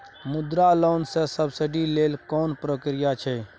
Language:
Maithili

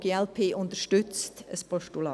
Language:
Swiss German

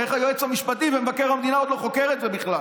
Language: Hebrew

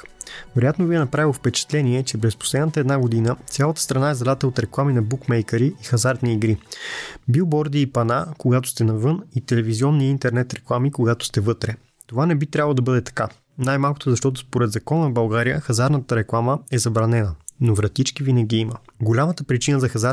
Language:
Bulgarian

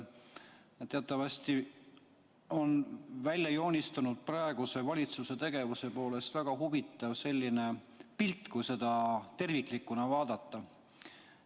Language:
Estonian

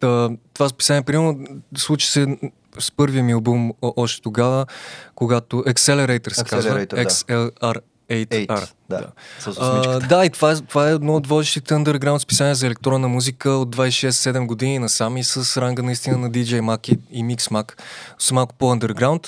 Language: Bulgarian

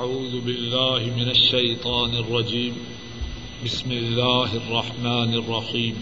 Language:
Urdu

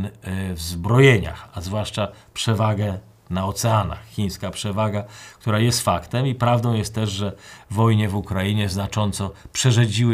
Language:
Polish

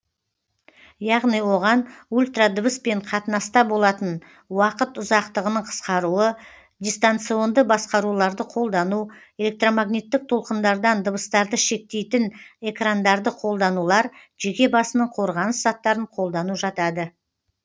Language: Kazakh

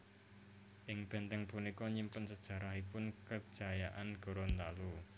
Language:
Javanese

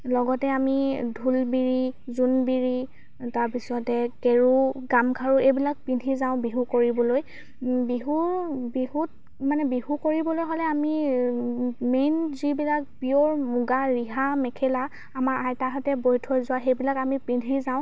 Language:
Assamese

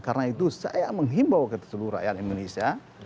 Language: Indonesian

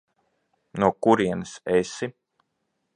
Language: Latvian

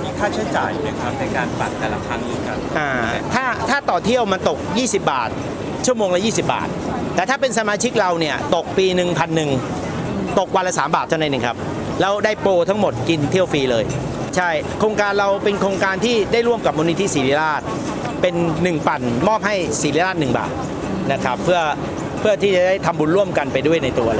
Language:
Thai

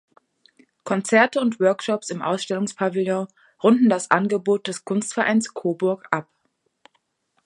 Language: German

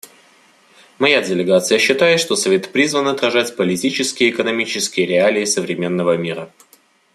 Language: Russian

